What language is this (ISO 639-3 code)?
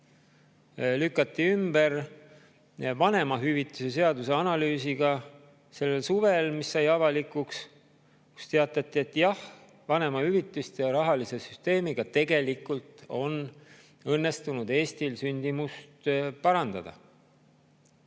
est